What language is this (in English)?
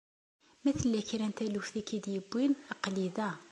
Kabyle